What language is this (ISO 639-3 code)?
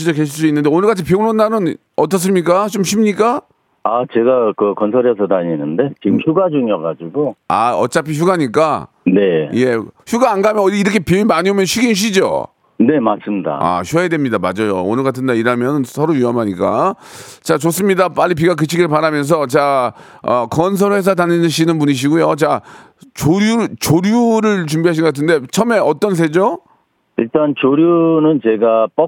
kor